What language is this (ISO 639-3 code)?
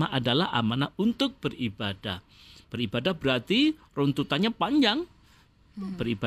ind